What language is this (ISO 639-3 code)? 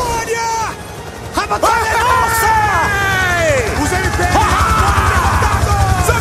fra